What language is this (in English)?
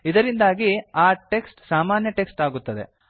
Kannada